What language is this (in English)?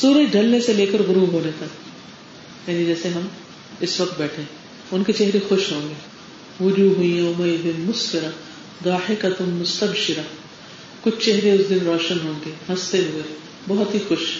Urdu